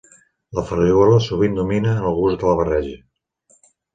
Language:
Catalan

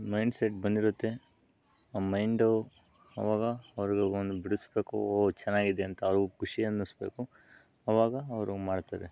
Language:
Kannada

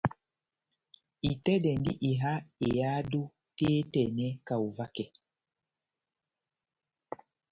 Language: Batanga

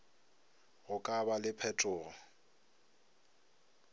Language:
Northern Sotho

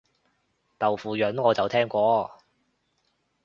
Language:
Cantonese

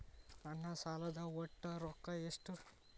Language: Kannada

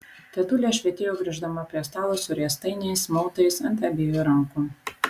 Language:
Lithuanian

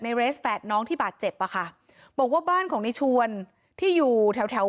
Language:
Thai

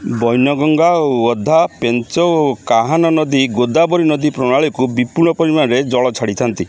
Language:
Odia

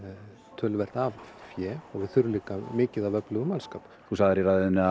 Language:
Icelandic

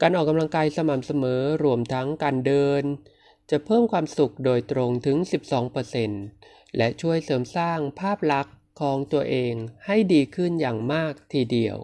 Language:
Thai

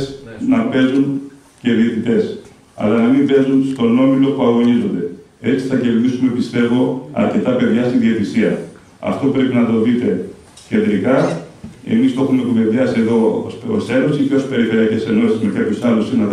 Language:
Greek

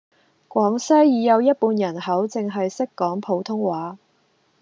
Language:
Cantonese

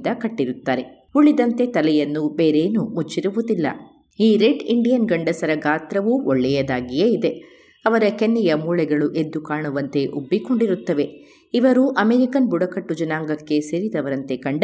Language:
Kannada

